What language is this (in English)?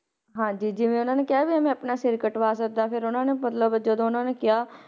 Punjabi